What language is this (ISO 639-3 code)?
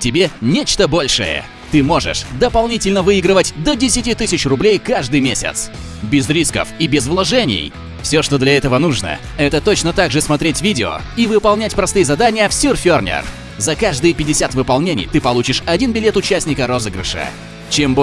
rus